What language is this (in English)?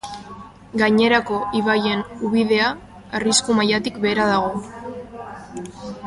Basque